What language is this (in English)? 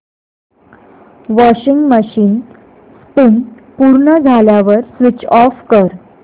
Marathi